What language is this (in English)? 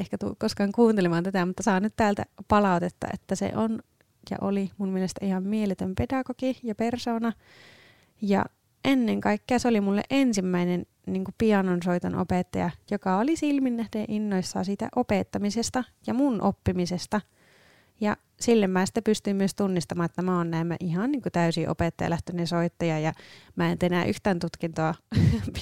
Finnish